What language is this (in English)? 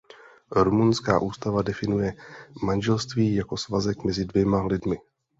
Czech